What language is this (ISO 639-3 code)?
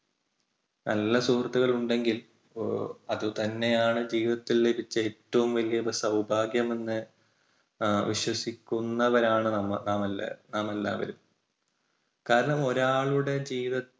mal